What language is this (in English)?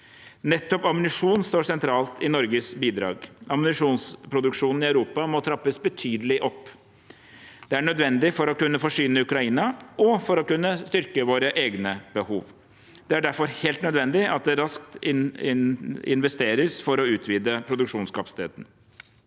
Norwegian